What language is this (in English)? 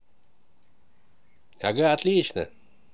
Russian